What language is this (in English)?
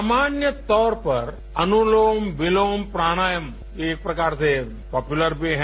Hindi